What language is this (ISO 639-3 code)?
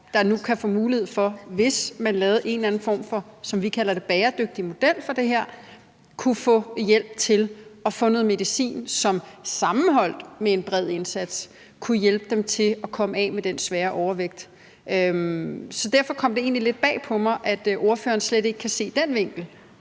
dan